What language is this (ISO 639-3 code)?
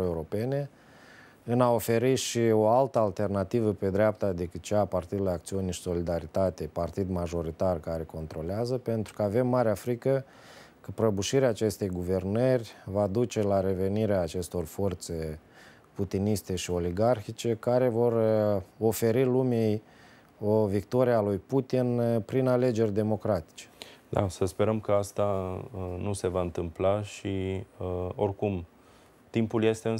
ron